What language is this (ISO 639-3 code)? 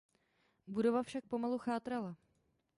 ces